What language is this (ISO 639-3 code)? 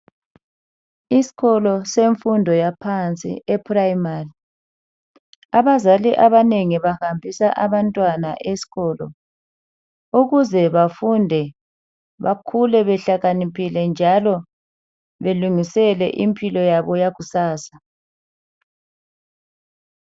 nde